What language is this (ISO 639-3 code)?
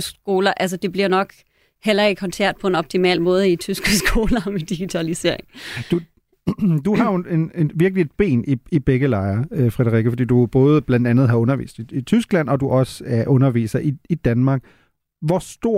dan